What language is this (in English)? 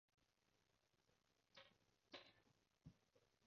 Cantonese